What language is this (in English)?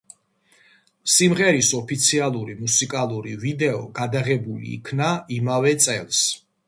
Georgian